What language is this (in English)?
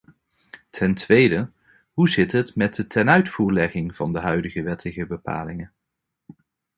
Dutch